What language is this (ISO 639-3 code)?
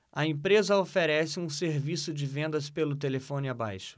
por